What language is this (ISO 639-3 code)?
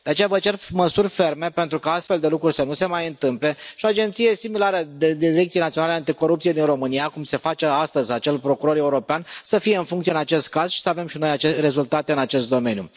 ron